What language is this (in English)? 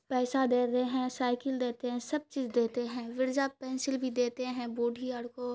Urdu